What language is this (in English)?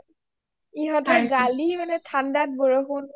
Assamese